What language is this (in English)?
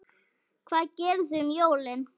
Icelandic